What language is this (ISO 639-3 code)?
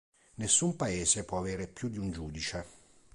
ita